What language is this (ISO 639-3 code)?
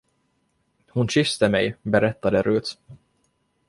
swe